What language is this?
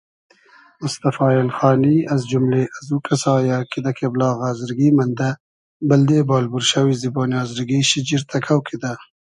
Hazaragi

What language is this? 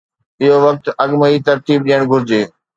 Sindhi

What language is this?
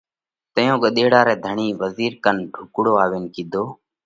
Parkari Koli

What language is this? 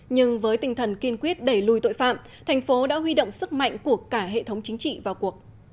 Vietnamese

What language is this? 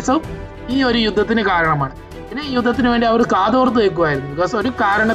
Malayalam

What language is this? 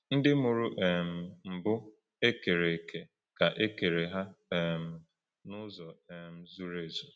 Igbo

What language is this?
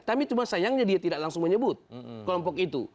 Indonesian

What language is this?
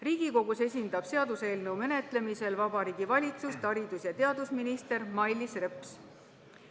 Estonian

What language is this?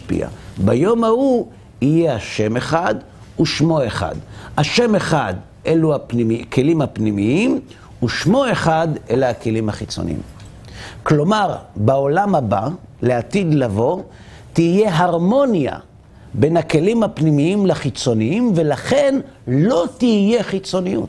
Hebrew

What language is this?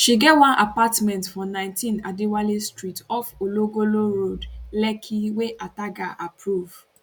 Nigerian Pidgin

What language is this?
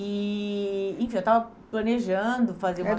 Portuguese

